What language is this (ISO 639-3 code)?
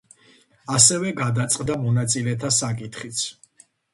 kat